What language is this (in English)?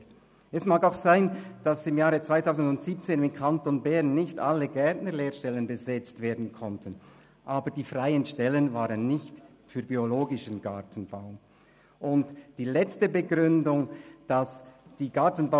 Swiss German